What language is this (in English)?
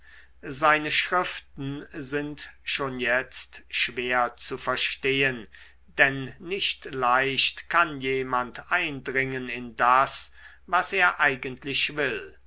German